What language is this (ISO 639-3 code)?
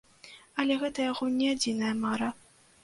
bel